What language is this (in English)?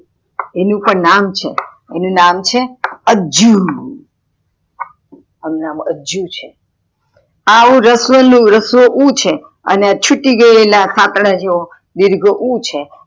Gujarati